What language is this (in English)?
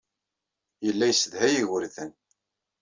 Kabyle